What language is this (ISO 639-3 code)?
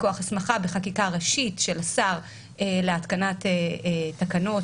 heb